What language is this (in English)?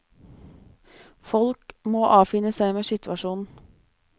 Norwegian